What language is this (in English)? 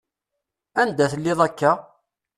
Kabyle